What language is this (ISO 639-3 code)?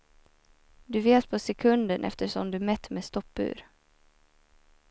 swe